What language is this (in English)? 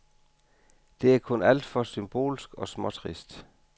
Danish